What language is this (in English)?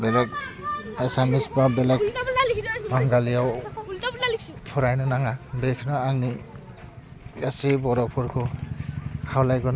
Bodo